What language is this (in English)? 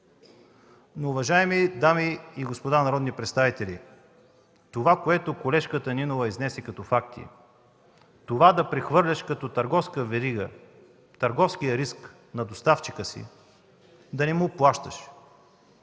Bulgarian